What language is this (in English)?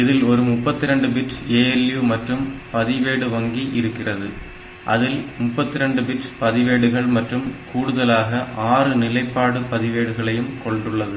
Tamil